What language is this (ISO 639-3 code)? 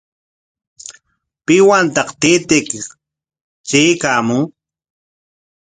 qwa